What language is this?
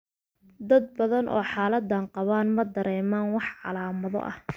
Somali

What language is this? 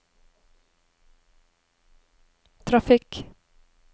Norwegian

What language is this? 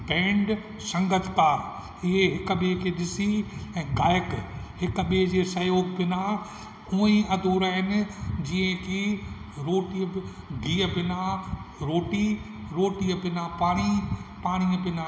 Sindhi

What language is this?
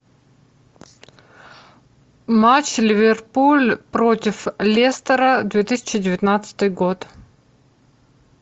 Russian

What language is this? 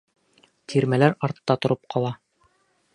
Bashkir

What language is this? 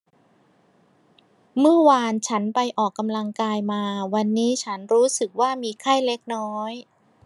Thai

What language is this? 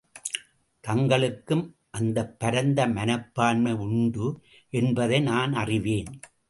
Tamil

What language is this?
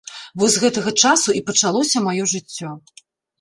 Belarusian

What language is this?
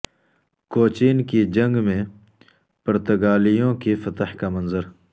Urdu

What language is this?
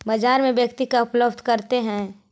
Magahi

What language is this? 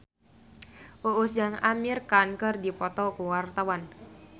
Sundanese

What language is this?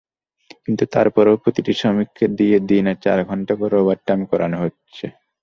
Bangla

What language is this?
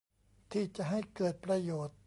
Thai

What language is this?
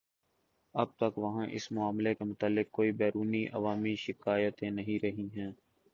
Urdu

